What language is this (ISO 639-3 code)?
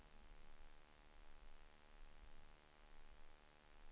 swe